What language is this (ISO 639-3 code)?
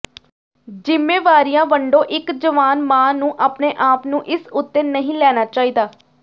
pan